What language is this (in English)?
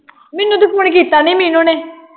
Punjabi